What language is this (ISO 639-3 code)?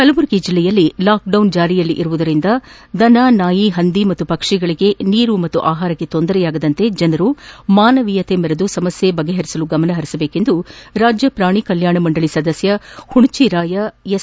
kan